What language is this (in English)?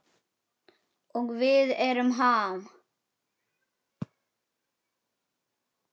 Icelandic